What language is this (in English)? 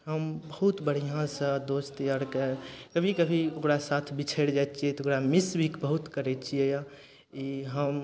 Maithili